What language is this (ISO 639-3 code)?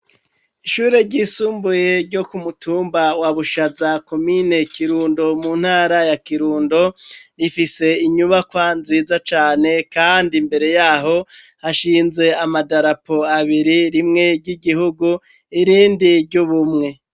run